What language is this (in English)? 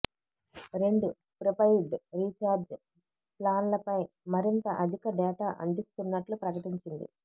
Telugu